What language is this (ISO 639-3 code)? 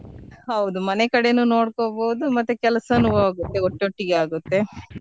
kan